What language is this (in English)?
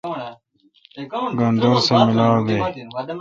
Kalkoti